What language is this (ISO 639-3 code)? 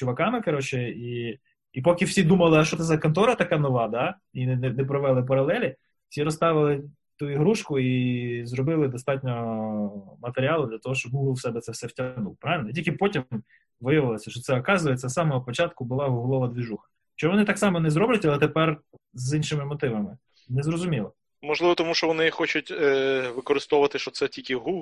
ukr